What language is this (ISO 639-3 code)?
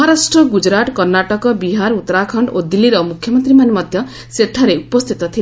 ori